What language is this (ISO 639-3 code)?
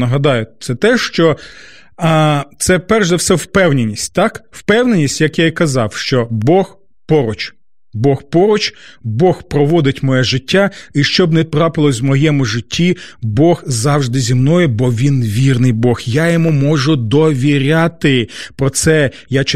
ukr